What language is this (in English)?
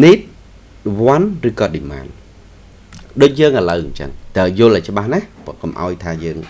Vietnamese